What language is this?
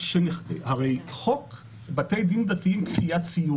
Hebrew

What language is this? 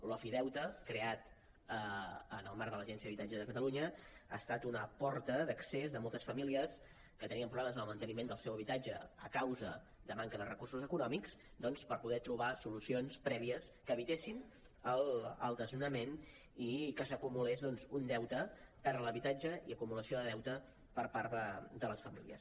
Catalan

